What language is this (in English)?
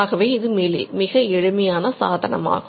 Tamil